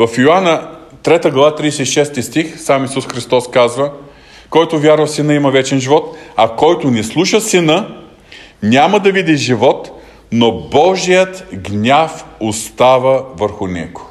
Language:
Bulgarian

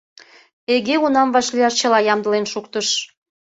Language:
Mari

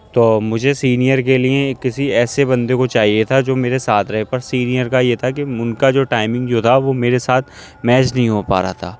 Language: Urdu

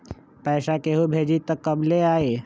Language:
Magahi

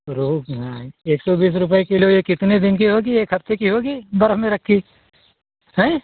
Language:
Hindi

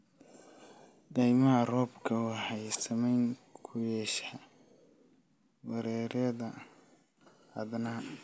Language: Somali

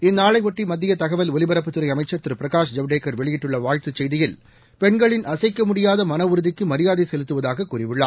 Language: Tamil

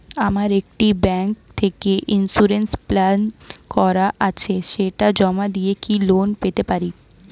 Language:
Bangla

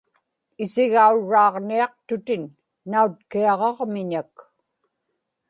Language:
Inupiaq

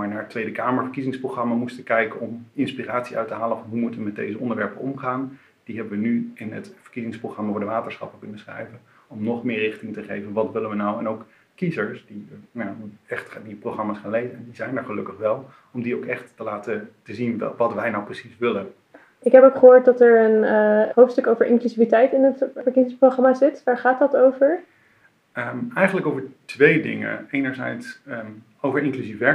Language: Dutch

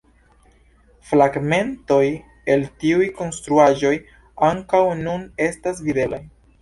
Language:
Esperanto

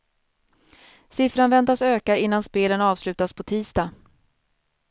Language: Swedish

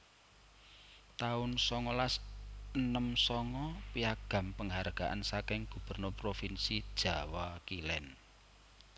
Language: Javanese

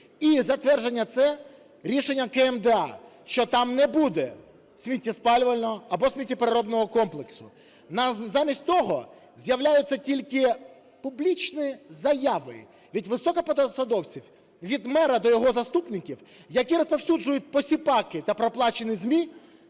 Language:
Ukrainian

